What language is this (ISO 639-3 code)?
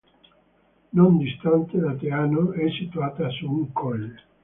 ita